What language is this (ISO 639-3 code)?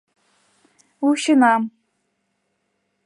chm